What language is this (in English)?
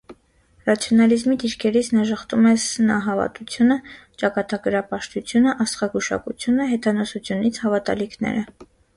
Armenian